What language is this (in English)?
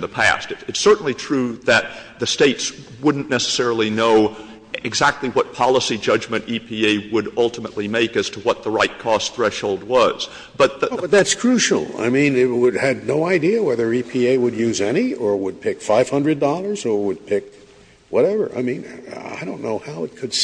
English